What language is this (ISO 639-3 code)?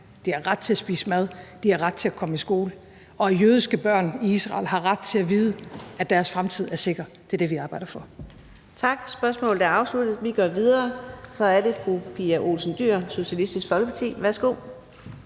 dan